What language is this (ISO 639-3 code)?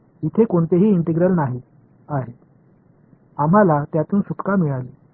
mar